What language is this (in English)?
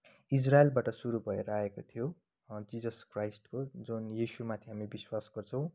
Nepali